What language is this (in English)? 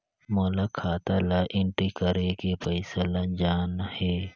Chhattisgarhi